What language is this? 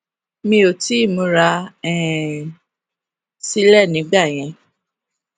Yoruba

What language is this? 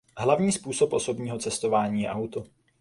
Czech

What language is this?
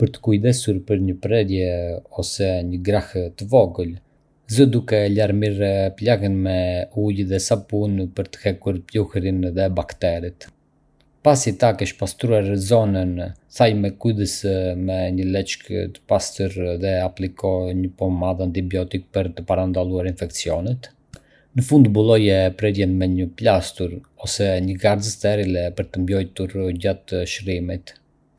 Arbëreshë Albanian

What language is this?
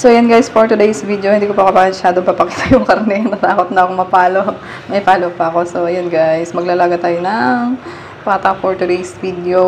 Filipino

